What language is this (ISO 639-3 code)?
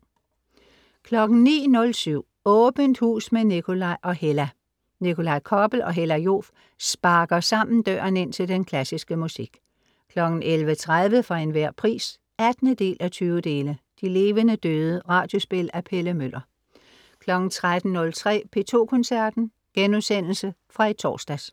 dan